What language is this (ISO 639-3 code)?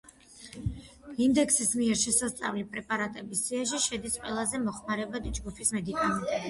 kat